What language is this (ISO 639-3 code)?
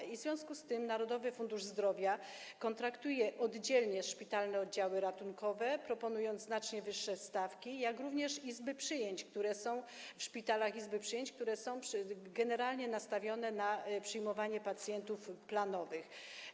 pol